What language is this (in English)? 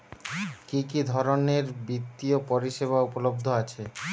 Bangla